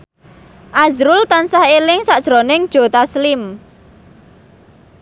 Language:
Javanese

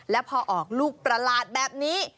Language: Thai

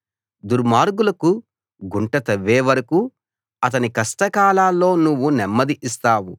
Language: Telugu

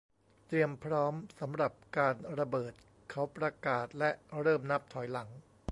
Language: Thai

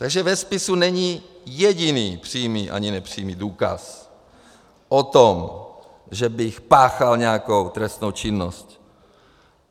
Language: Czech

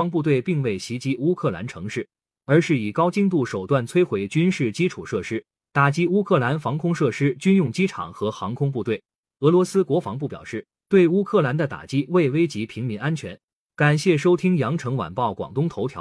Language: Chinese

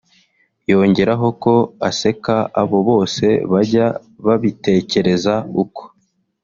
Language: Kinyarwanda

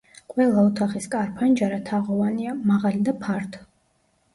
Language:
Georgian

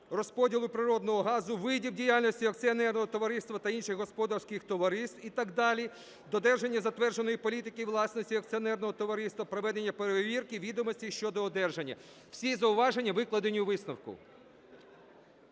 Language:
Ukrainian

